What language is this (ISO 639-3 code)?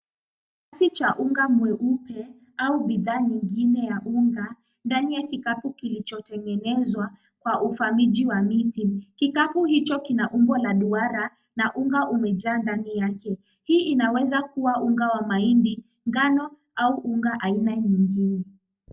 swa